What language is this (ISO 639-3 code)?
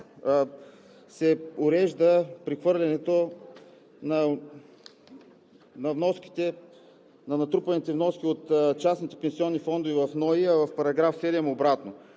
bul